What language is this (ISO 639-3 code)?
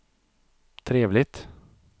swe